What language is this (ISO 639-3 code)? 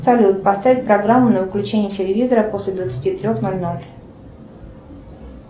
rus